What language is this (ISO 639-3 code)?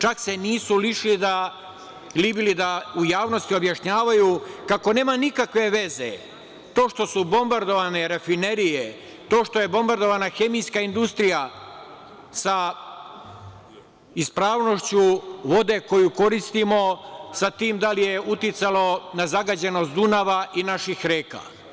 srp